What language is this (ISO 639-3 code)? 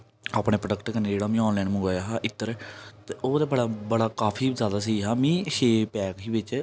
doi